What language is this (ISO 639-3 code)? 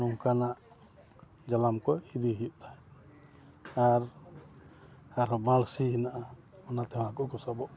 sat